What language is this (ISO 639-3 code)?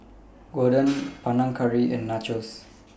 eng